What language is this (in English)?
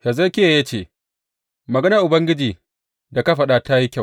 Hausa